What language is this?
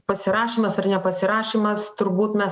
Lithuanian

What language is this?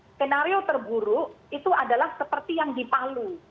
Indonesian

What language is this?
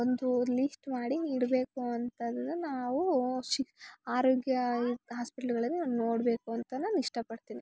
Kannada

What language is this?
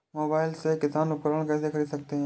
Hindi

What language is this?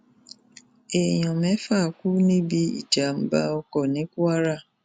Yoruba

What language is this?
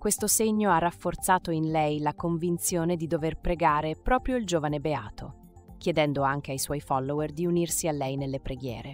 Italian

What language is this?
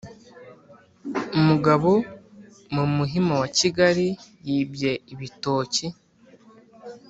Kinyarwanda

